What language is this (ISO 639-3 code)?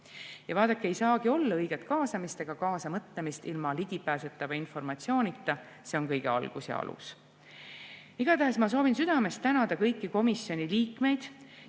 est